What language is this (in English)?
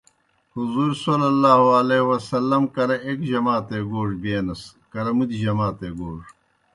Kohistani Shina